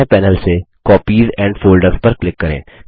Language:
Hindi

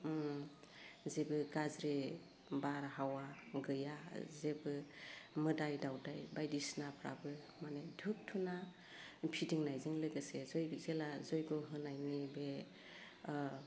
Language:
Bodo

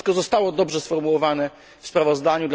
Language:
Polish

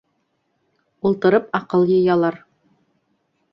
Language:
Bashkir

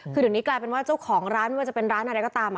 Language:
Thai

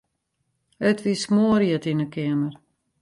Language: Western Frisian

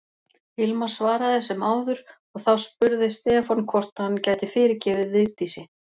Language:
Icelandic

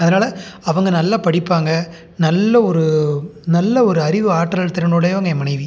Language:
Tamil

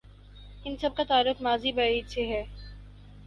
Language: Urdu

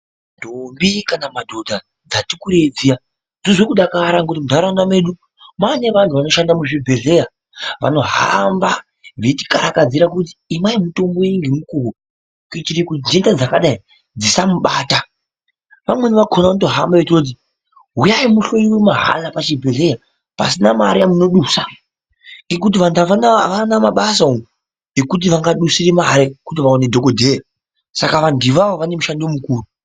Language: Ndau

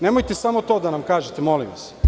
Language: Serbian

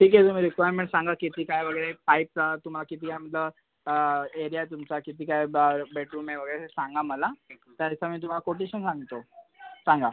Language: Marathi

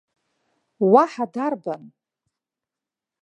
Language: Abkhazian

